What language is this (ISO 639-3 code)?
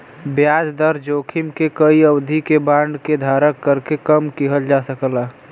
bho